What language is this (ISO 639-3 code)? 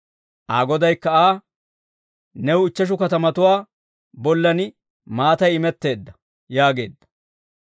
dwr